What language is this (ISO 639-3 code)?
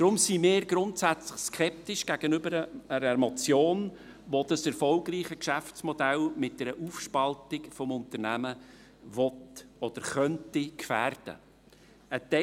gsw